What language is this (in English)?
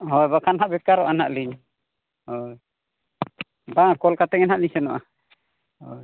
Santali